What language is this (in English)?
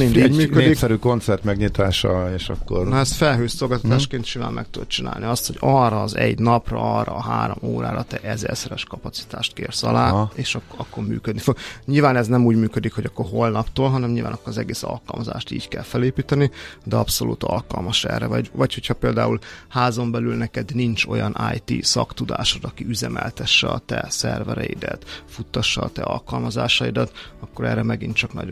Hungarian